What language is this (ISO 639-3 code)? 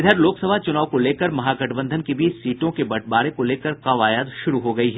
hin